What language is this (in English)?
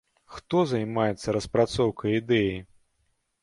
Belarusian